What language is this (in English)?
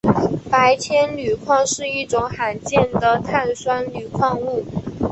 Chinese